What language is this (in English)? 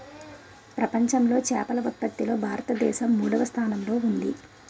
Telugu